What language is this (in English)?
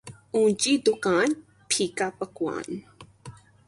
Urdu